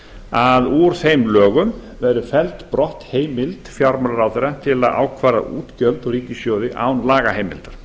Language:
Icelandic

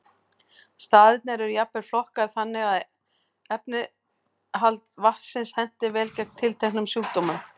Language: Icelandic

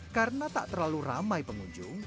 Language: Indonesian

